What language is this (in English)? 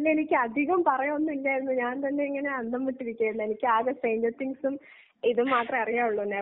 Malayalam